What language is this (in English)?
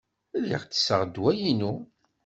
Kabyle